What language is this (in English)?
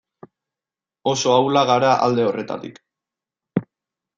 Basque